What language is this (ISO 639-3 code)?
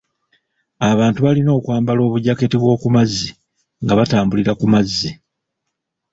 lug